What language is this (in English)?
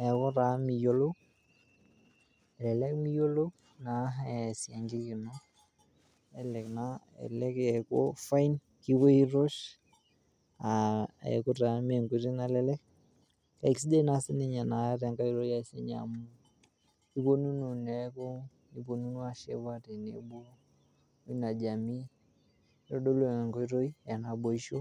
Masai